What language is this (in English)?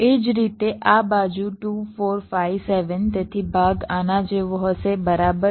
Gujarati